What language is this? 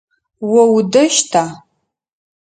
Adyghe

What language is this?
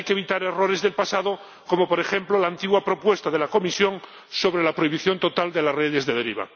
Spanish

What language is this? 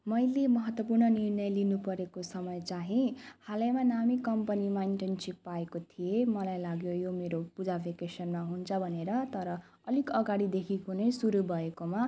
Nepali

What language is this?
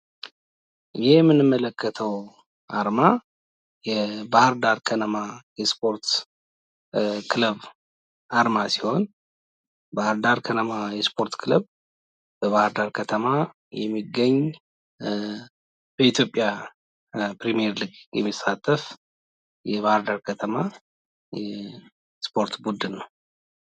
Amharic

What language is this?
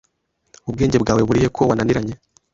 Kinyarwanda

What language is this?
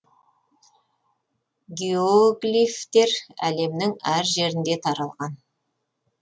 Kazakh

